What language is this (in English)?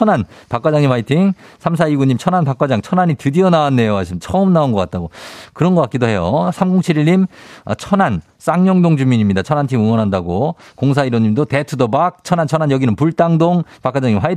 Korean